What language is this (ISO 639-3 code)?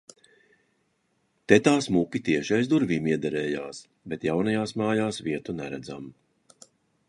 lav